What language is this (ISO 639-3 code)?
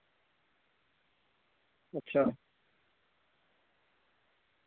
doi